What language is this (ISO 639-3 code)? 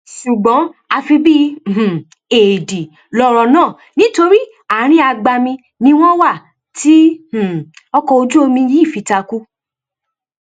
yor